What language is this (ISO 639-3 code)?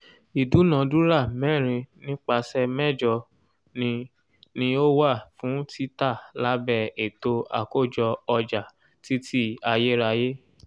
yor